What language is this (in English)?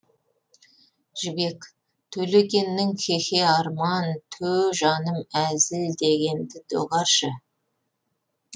Kazakh